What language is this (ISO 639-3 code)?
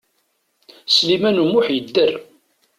kab